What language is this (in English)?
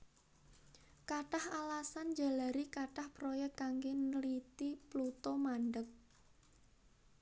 Javanese